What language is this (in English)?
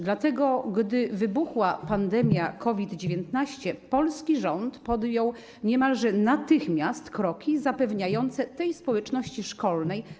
Polish